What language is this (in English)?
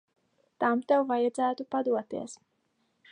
Latvian